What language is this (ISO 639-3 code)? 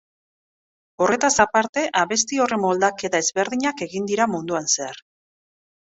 eus